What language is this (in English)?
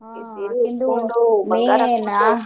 Kannada